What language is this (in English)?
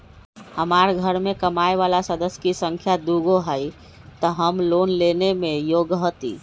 Magahi